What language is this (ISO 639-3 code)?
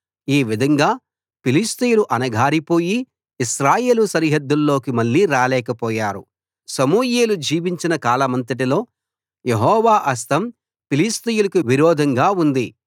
tel